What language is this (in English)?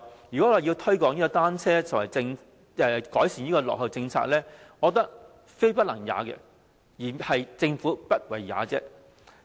Cantonese